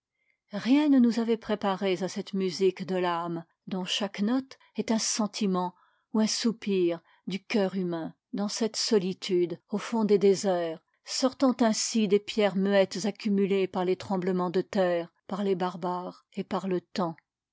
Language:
French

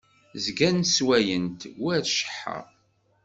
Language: Kabyle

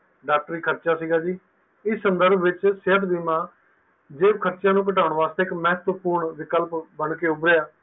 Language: Punjabi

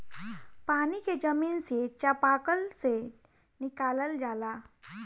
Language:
Bhojpuri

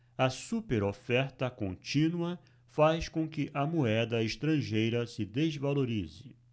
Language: Portuguese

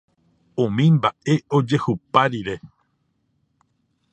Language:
Guarani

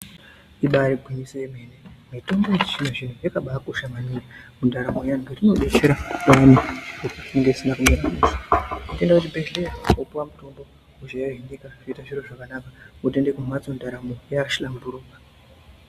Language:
Ndau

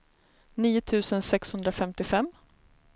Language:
Swedish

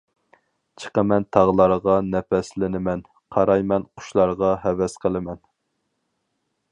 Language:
Uyghur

